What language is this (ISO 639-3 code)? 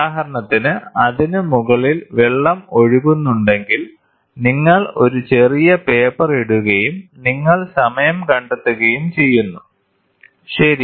mal